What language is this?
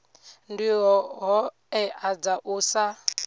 Venda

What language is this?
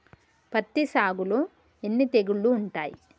Telugu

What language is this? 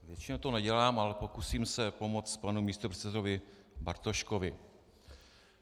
Czech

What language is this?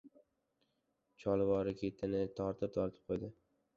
Uzbek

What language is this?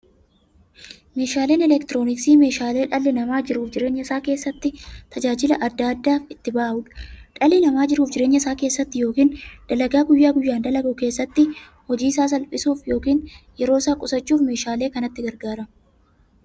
Oromo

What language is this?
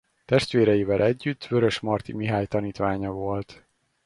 Hungarian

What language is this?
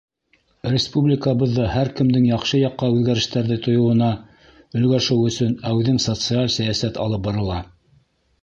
Bashkir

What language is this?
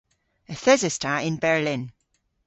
Cornish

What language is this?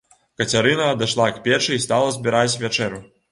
Belarusian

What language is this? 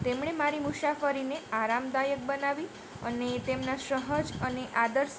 Gujarati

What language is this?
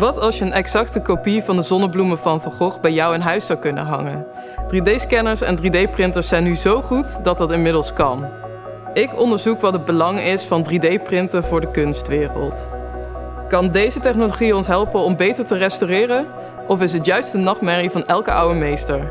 Dutch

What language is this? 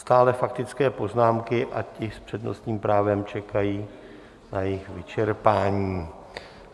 Czech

